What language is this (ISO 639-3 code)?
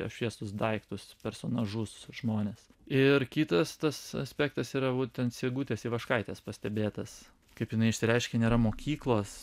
lit